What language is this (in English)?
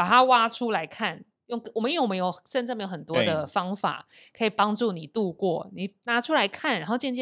Chinese